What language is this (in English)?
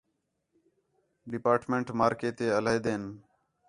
Khetrani